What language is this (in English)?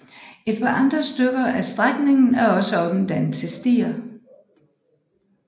Danish